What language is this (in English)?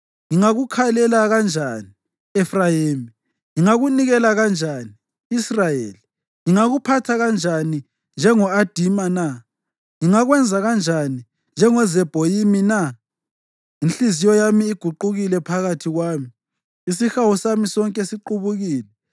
North Ndebele